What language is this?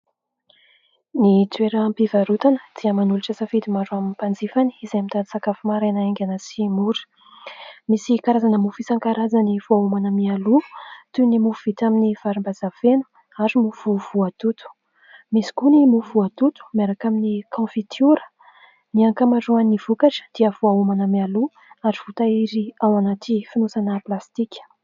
Malagasy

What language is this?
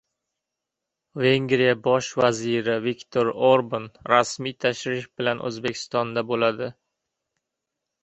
Uzbek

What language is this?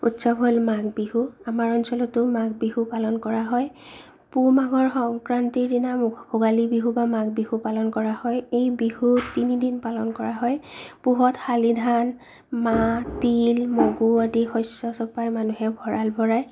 Assamese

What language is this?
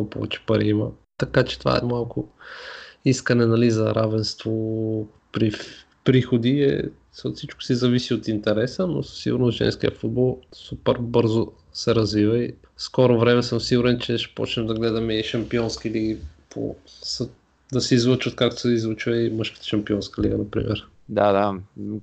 Bulgarian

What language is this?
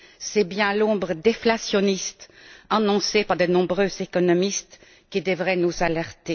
French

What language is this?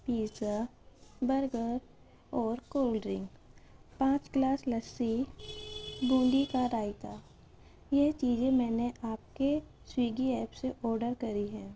Urdu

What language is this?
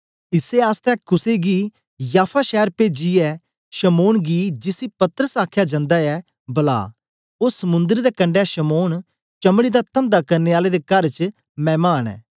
Dogri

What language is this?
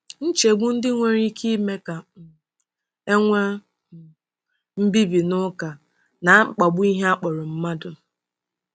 Igbo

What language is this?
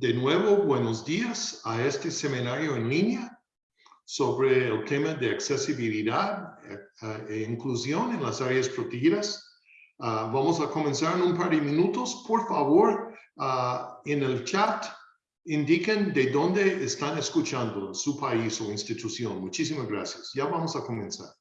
Spanish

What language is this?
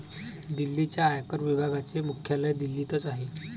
Marathi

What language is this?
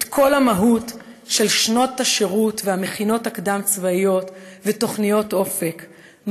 Hebrew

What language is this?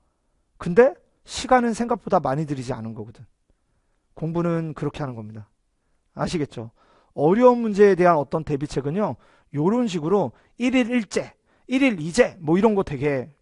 Korean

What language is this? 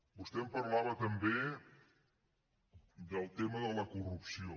Catalan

